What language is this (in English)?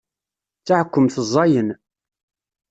Kabyle